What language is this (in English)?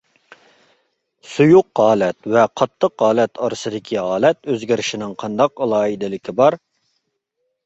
Uyghur